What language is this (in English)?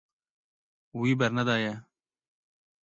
Kurdish